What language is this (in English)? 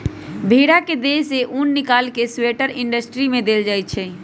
Magahi